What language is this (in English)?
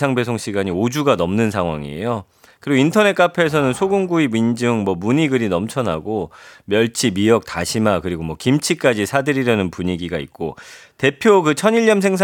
Korean